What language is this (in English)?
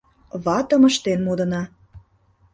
Mari